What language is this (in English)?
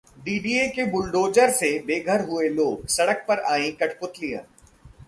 Hindi